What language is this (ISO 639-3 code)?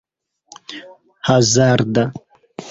epo